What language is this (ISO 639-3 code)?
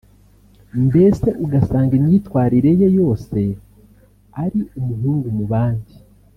kin